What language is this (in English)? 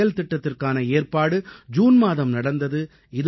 Tamil